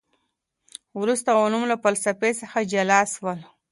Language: Pashto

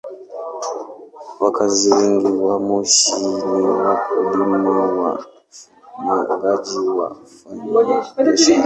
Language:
Swahili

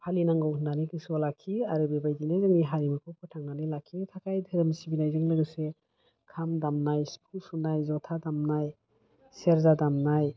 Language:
Bodo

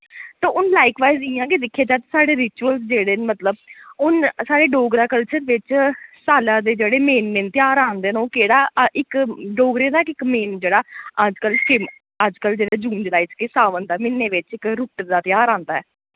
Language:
Dogri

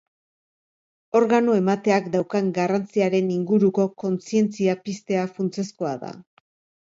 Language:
Basque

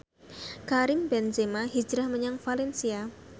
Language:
Javanese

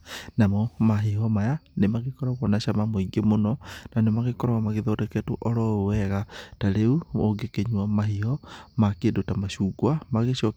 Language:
Kikuyu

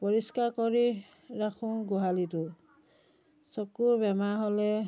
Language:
Assamese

